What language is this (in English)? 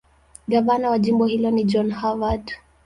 Swahili